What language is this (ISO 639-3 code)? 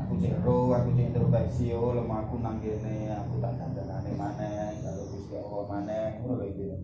ind